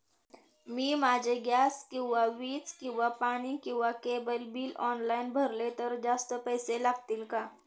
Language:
Marathi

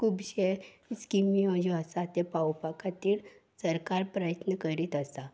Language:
Konkani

